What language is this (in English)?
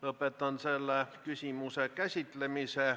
Estonian